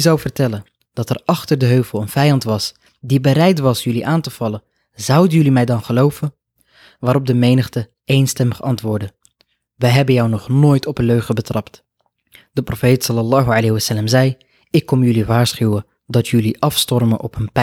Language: Dutch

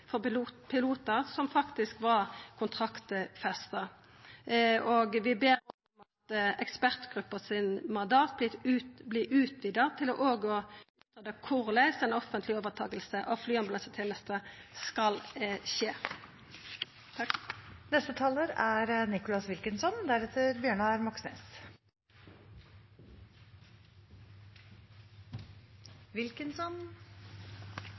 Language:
Norwegian Nynorsk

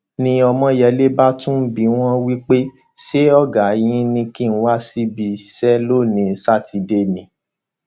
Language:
Yoruba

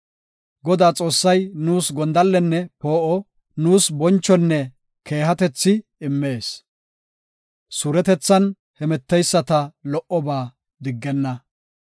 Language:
Gofa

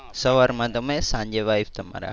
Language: Gujarati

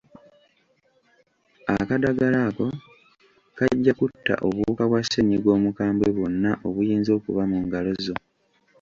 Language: Ganda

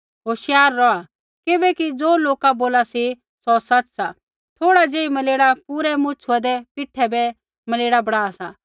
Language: Kullu Pahari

